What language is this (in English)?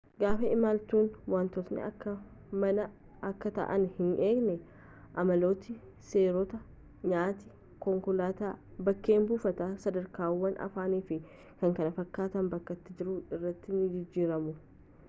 Oromo